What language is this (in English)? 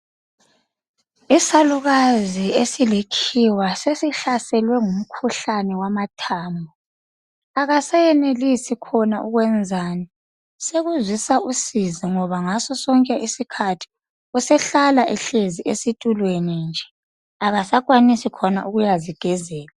North Ndebele